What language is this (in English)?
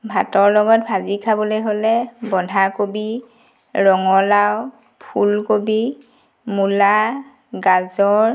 Assamese